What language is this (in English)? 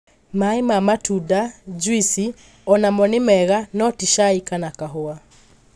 Kikuyu